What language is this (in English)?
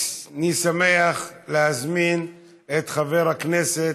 Hebrew